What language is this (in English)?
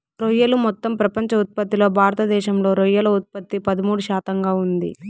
Telugu